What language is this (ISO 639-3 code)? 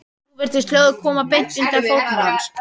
isl